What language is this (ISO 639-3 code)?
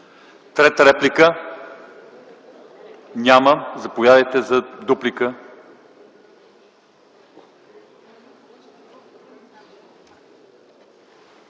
bul